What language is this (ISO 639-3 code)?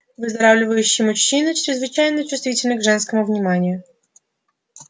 rus